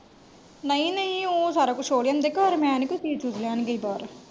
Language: Punjabi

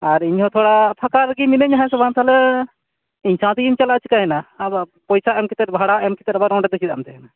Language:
Santali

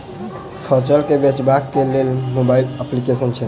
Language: Maithili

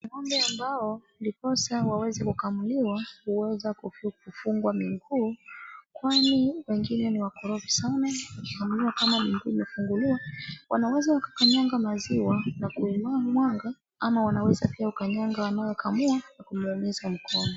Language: Swahili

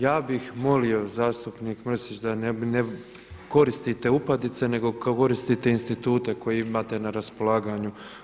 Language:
Croatian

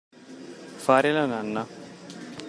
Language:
Italian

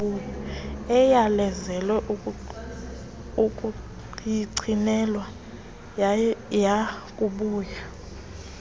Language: Xhosa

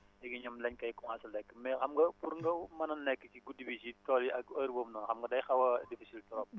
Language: Wolof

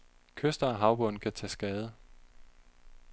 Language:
Danish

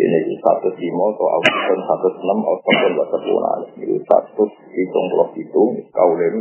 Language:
Indonesian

